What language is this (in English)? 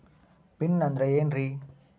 Kannada